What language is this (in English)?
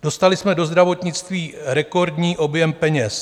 Czech